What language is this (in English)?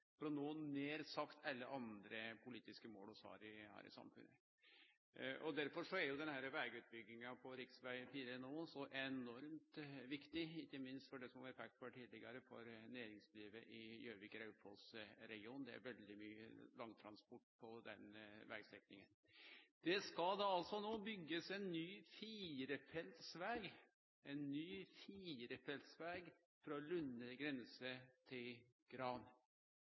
Norwegian Nynorsk